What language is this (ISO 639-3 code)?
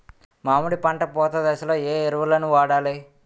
tel